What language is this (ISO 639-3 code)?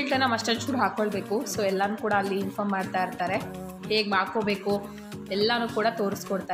kan